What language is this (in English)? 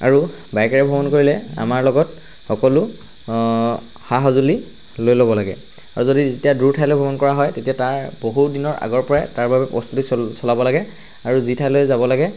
Assamese